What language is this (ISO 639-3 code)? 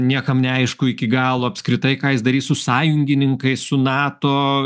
lit